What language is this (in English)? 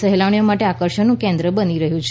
Gujarati